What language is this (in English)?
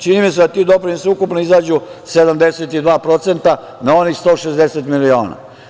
Serbian